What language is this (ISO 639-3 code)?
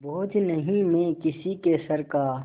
hin